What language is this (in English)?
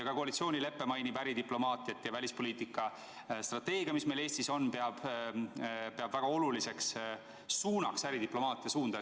Estonian